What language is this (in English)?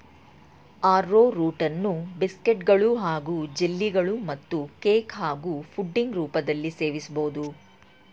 Kannada